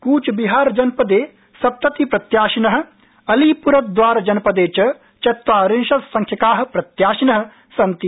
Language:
Sanskrit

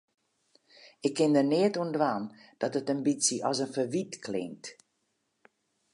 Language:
Western Frisian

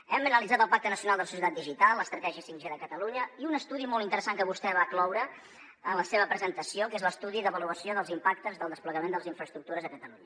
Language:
Catalan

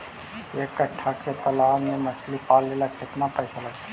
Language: Magahi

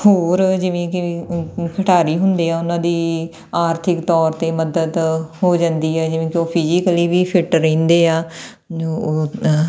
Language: Punjabi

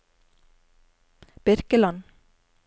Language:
Norwegian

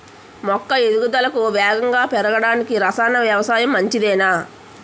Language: Telugu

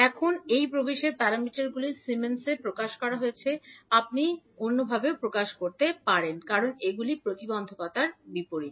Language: Bangla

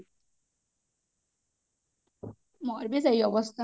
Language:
Odia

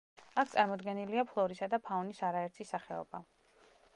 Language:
Georgian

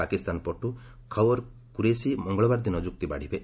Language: Odia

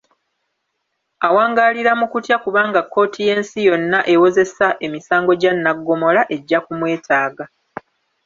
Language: Ganda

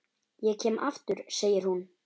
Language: Icelandic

